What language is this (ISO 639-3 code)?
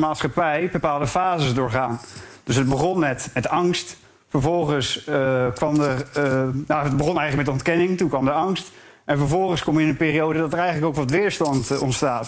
nld